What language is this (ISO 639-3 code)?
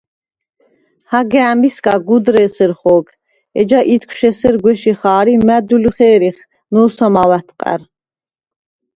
sva